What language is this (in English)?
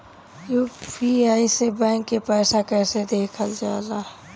Bhojpuri